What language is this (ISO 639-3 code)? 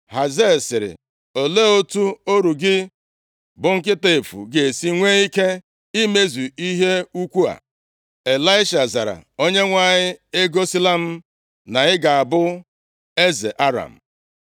ibo